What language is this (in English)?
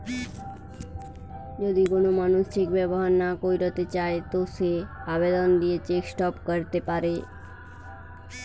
Bangla